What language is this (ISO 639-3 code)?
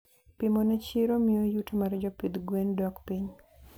luo